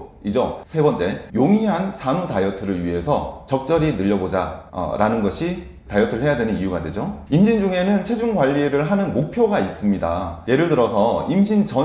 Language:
Korean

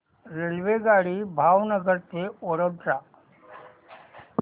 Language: Marathi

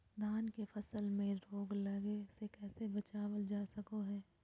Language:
Magahi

